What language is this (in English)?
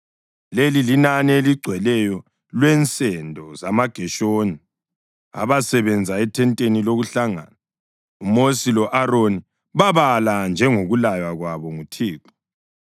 North Ndebele